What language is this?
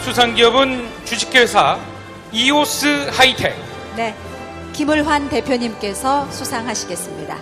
Korean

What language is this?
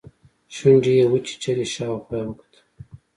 Pashto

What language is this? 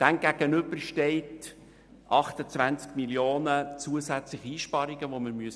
Swiss German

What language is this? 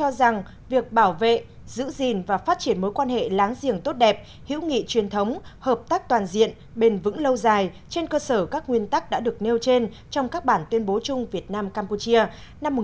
Vietnamese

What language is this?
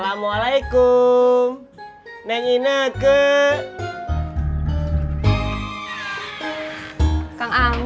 Indonesian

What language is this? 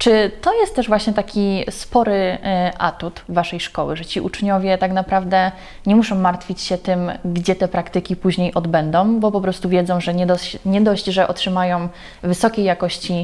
Polish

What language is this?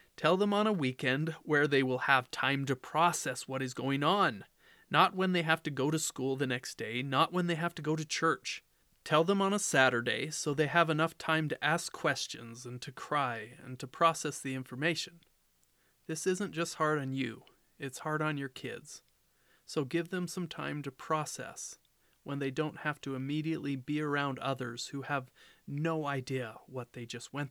English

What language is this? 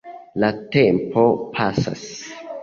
Esperanto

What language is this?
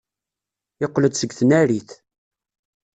Kabyle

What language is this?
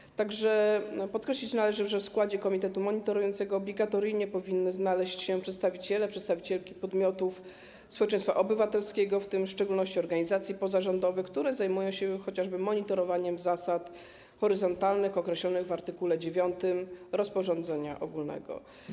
Polish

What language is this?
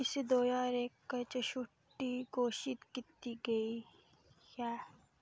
Dogri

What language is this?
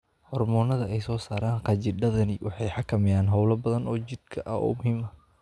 Somali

